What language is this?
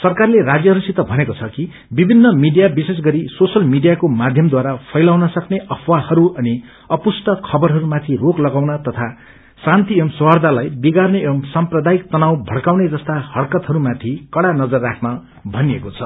Nepali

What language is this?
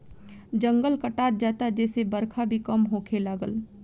Bhojpuri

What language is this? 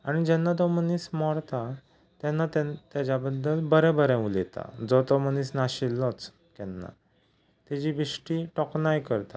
Konkani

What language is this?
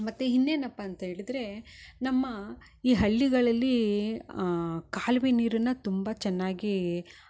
Kannada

